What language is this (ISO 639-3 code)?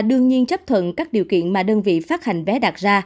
vie